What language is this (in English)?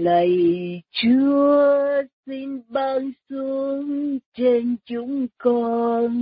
Vietnamese